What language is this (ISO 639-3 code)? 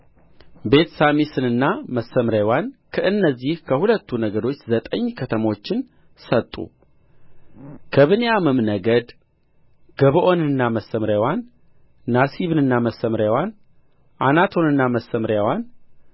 amh